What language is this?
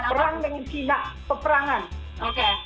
Indonesian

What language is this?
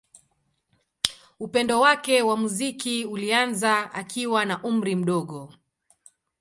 Swahili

